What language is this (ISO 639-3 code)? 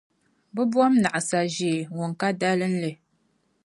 dag